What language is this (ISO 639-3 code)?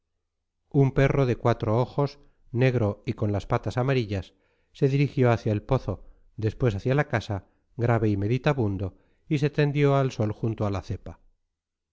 spa